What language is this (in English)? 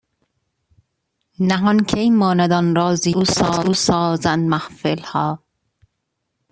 Persian